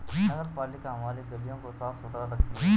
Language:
Hindi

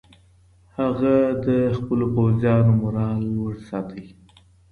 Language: Pashto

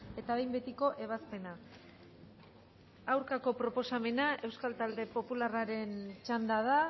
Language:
Basque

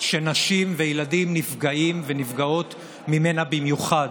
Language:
Hebrew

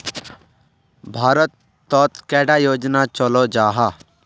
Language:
Magahi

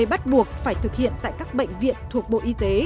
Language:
Vietnamese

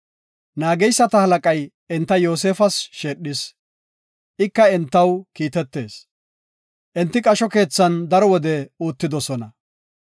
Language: Gofa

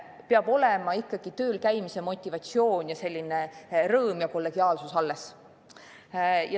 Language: Estonian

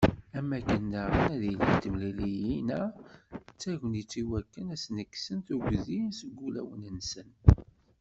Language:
Kabyle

